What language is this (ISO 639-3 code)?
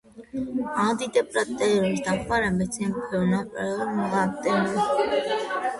kat